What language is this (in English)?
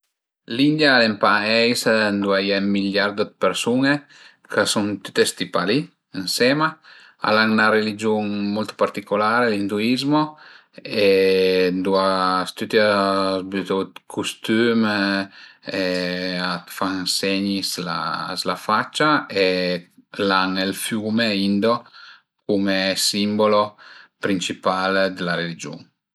Piedmontese